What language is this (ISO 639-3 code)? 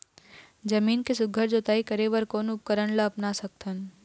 hne